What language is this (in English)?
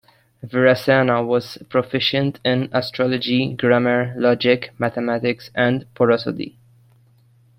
English